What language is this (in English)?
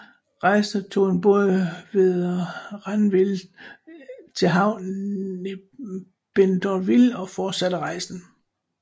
Danish